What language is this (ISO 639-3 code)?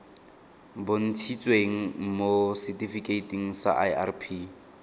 tsn